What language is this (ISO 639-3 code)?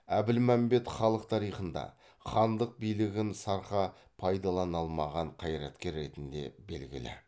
kaz